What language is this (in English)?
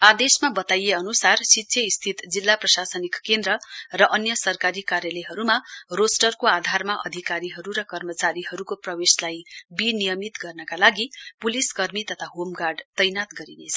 Nepali